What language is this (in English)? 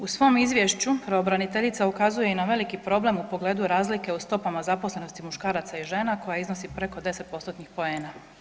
Croatian